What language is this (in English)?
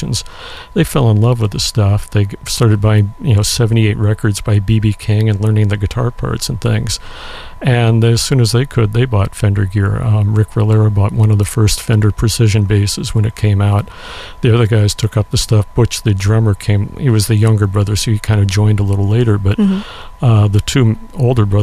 English